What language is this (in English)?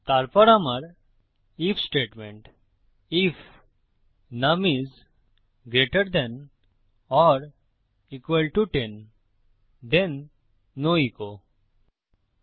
Bangla